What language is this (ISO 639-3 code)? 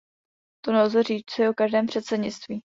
ces